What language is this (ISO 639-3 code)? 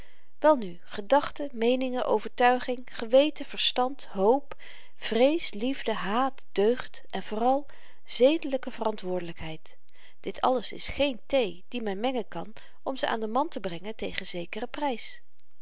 nld